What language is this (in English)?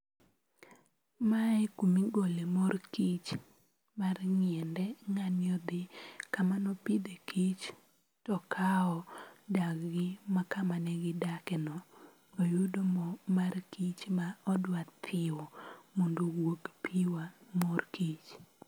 Luo (Kenya and Tanzania)